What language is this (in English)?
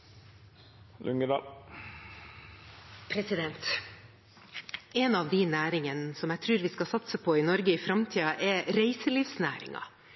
Norwegian